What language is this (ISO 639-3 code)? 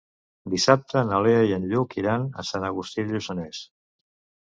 cat